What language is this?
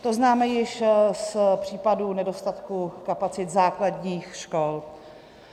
Czech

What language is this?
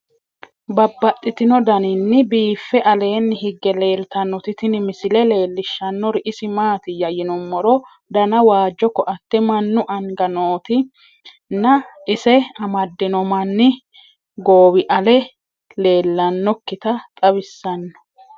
Sidamo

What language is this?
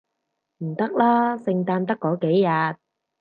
Cantonese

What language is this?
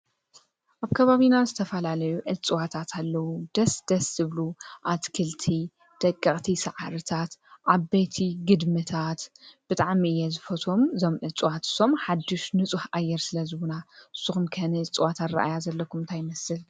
Tigrinya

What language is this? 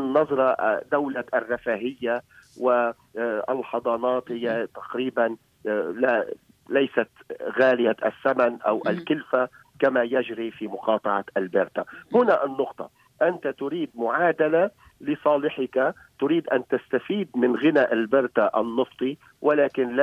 Arabic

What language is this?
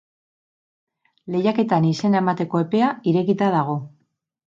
Basque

